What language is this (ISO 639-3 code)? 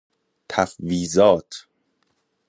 fas